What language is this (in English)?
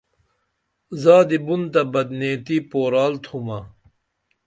Dameli